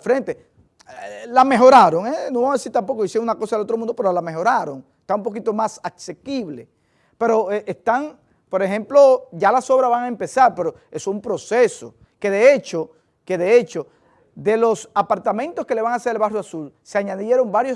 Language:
Spanish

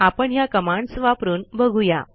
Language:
Marathi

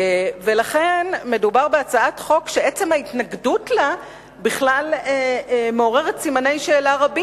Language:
Hebrew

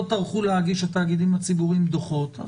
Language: Hebrew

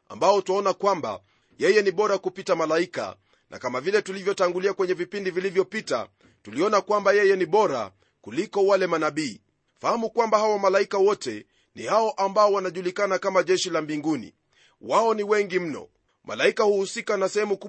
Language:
Swahili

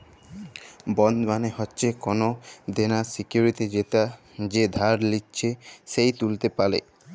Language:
Bangla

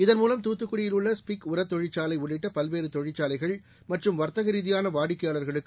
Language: Tamil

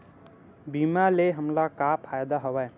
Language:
Chhattisgarhi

